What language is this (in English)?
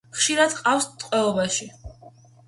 Georgian